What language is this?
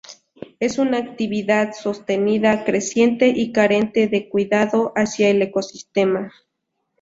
Spanish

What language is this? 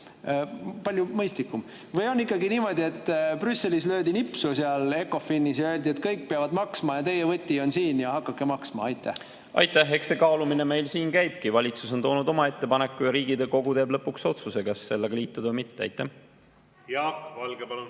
Estonian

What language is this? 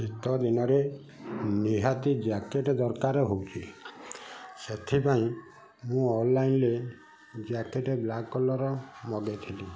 Odia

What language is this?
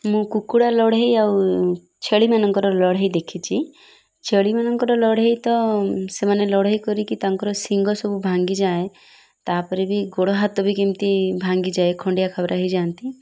Odia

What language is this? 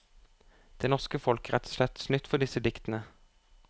Norwegian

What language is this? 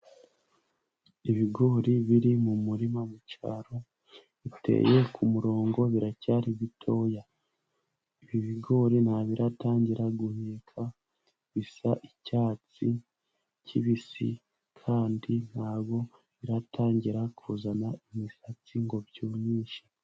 Kinyarwanda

